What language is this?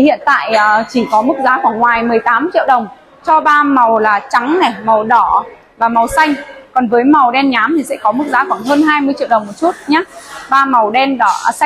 Vietnamese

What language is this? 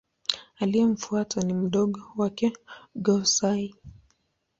Swahili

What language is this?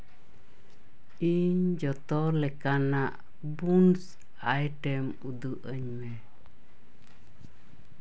Santali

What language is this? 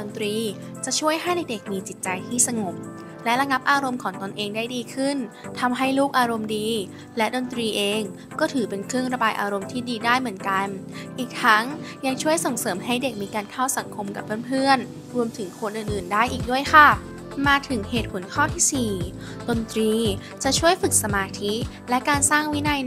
Thai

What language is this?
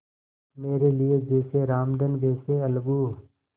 Hindi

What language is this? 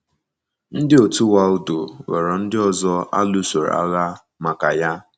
Igbo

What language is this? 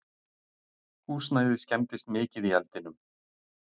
Icelandic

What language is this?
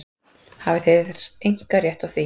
Icelandic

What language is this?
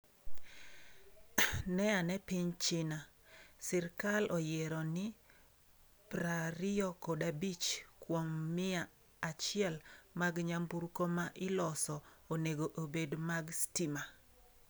Luo (Kenya and Tanzania)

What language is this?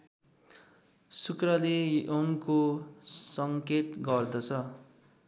Nepali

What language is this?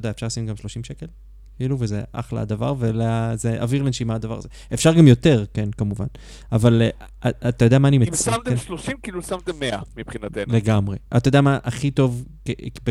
Hebrew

